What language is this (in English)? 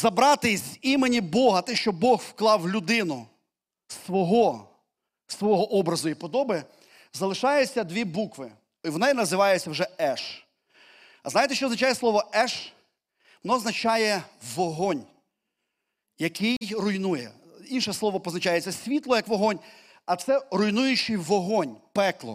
Ukrainian